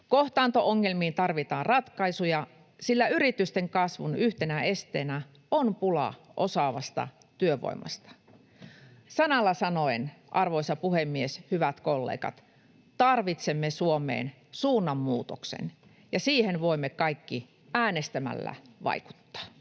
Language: Finnish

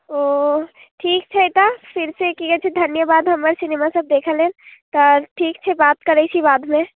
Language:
Maithili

